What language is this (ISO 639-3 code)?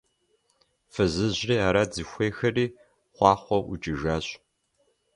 kbd